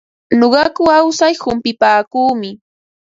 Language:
Ambo-Pasco Quechua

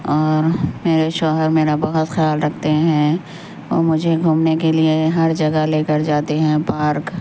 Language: Urdu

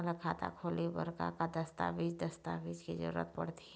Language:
Chhattisgarhi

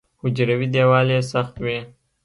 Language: Pashto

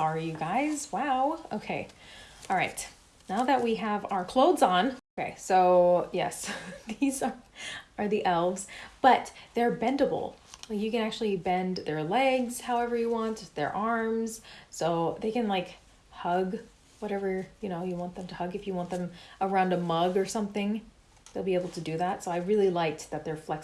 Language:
English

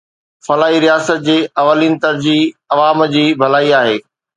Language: Sindhi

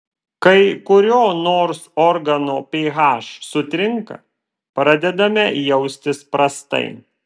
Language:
Lithuanian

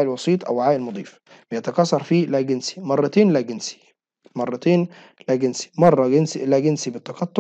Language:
Arabic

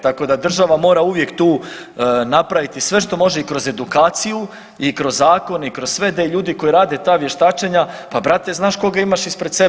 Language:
Croatian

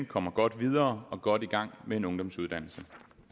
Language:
Danish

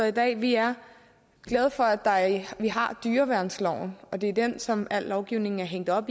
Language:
Danish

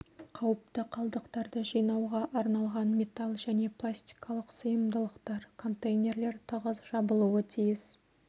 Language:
Kazakh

